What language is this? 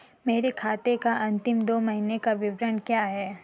Hindi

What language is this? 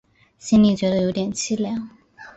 Chinese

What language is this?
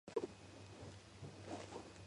Georgian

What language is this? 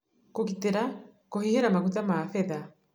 Kikuyu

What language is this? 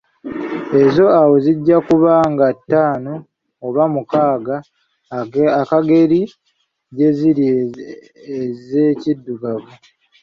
Ganda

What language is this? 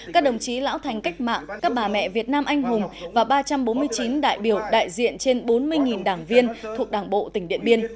Vietnamese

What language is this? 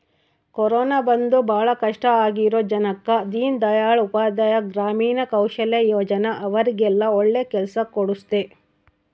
Kannada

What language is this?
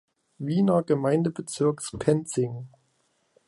German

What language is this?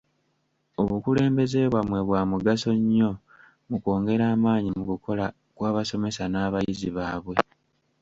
Ganda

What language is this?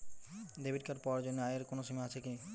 Bangla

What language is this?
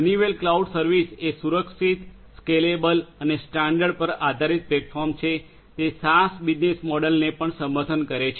Gujarati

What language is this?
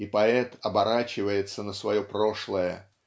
Russian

